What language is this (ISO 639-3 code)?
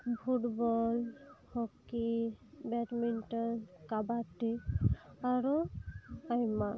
sat